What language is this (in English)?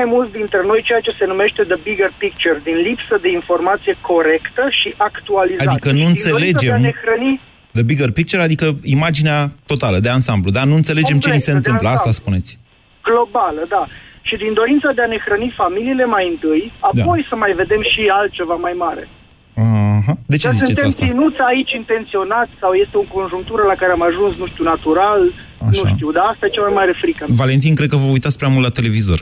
Romanian